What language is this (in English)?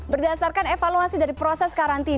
Indonesian